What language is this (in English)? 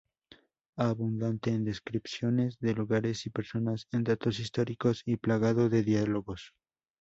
Spanish